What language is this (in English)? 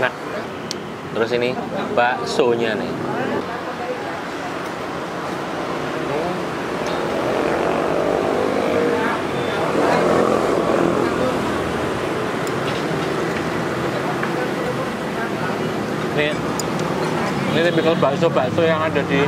Indonesian